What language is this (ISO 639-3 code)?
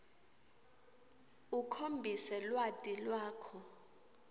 ssw